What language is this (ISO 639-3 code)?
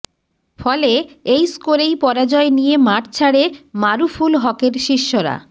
ben